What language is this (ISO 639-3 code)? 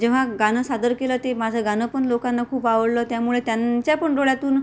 mar